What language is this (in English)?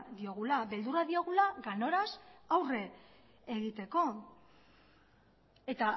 Basque